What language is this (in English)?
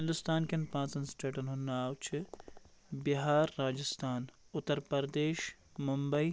Kashmiri